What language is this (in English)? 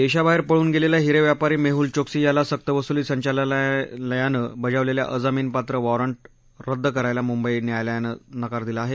Marathi